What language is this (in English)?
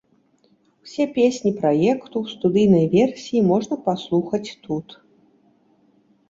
Belarusian